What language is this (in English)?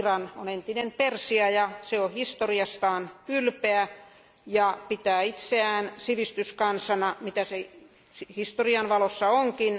Finnish